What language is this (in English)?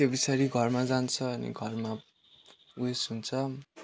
Nepali